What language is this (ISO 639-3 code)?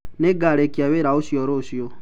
kik